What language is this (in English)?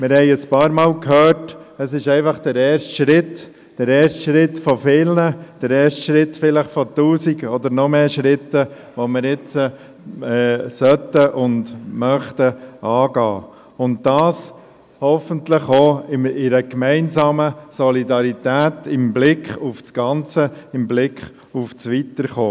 Swiss German